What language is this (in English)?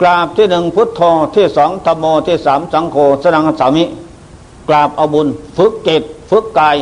Thai